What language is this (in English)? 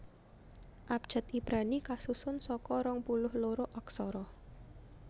Javanese